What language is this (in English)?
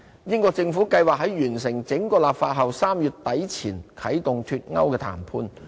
Cantonese